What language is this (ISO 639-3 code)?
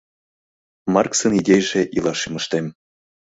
chm